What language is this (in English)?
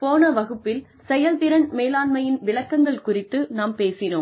Tamil